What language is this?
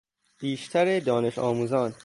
Persian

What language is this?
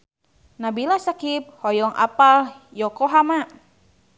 Sundanese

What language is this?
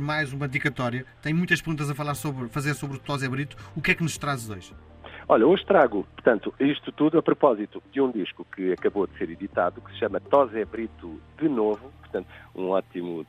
Portuguese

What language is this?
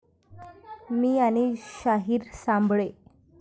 Marathi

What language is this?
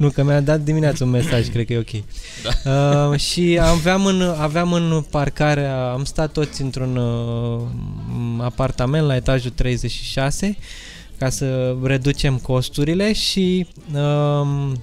Romanian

